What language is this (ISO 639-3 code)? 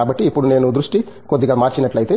tel